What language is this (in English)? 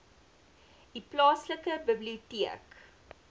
Afrikaans